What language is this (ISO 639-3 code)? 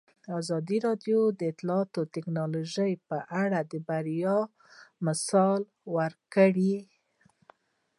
pus